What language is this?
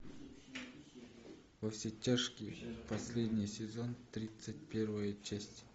Russian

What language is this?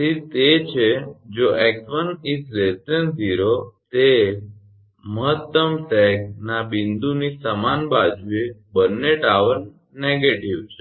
Gujarati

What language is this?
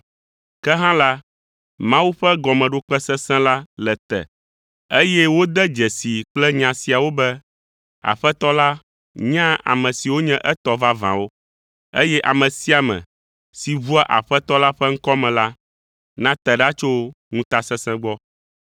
Ewe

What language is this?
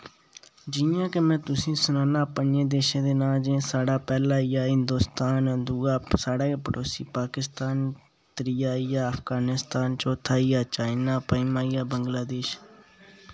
Dogri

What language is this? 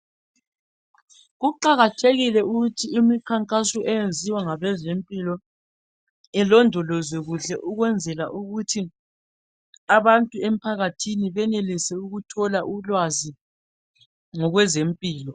North Ndebele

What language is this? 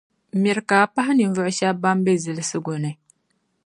Dagbani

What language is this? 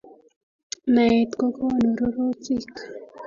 Kalenjin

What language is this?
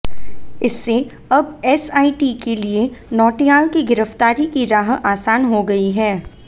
Hindi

